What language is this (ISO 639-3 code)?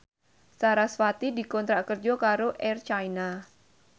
jav